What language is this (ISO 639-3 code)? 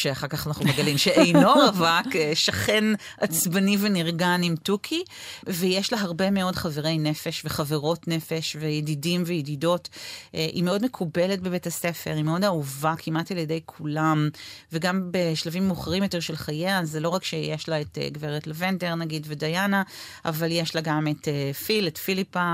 heb